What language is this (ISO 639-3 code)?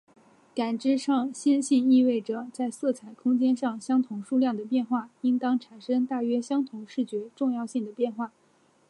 zho